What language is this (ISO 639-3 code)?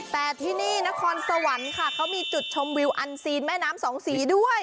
tha